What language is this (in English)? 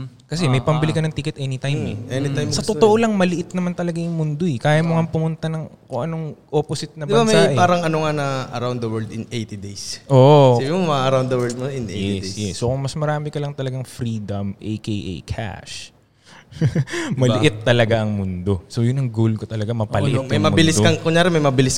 Filipino